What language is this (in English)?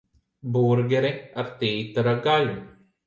Latvian